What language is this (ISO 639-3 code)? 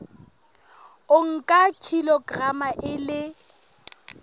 sot